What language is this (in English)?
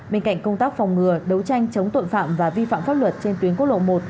Vietnamese